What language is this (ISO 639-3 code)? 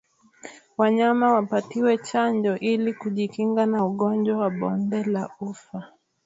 swa